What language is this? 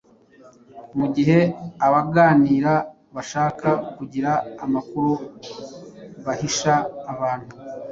Kinyarwanda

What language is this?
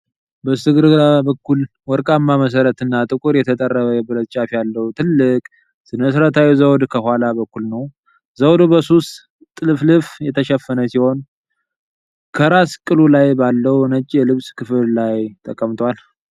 Amharic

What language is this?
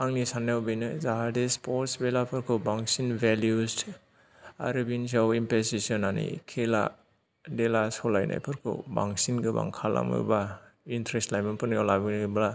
Bodo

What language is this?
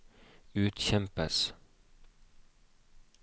Norwegian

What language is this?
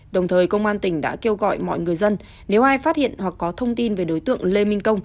Vietnamese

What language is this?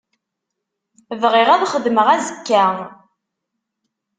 Kabyle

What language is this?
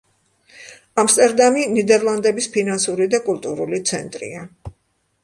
Georgian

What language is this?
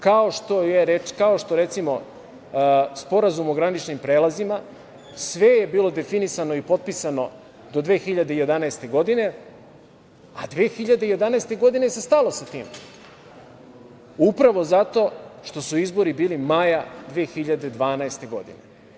Serbian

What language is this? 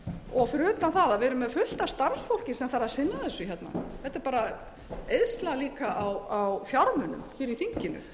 Icelandic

